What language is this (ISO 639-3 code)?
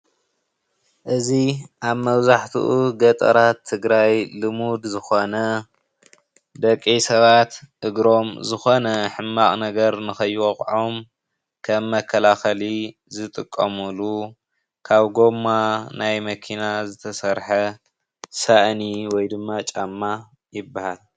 tir